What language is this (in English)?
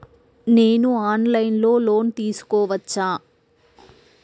Telugu